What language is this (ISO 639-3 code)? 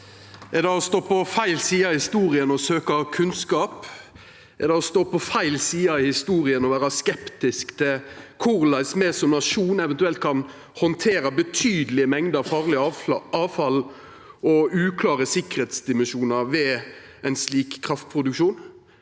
nor